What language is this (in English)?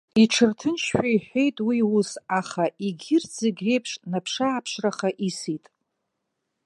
Abkhazian